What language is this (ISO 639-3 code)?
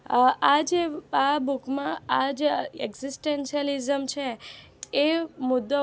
guj